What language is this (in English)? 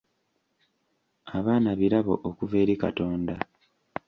Ganda